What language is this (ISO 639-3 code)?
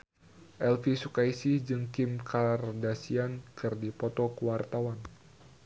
sun